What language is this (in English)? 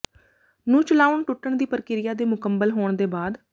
Punjabi